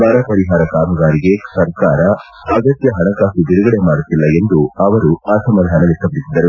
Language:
Kannada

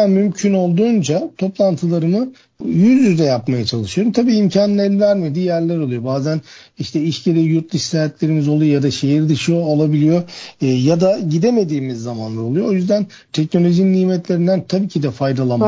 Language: Turkish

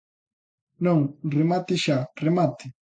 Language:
Galician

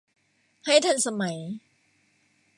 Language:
Thai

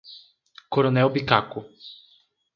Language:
Portuguese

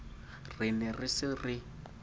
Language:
Southern Sotho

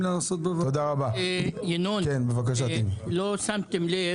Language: Hebrew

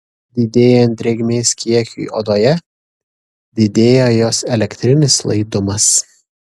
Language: Lithuanian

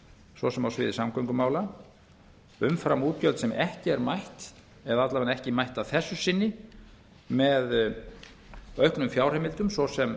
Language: Icelandic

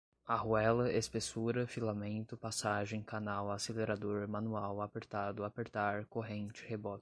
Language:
Portuguese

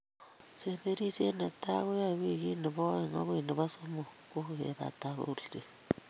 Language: Kalenjin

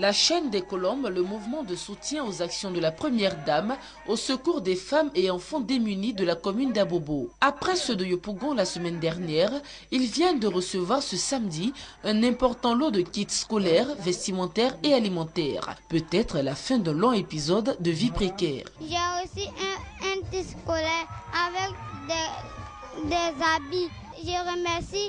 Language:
French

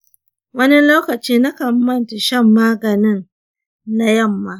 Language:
Hausa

